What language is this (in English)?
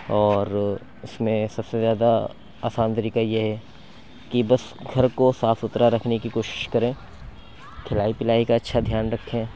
Urdu